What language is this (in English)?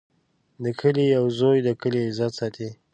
Pashto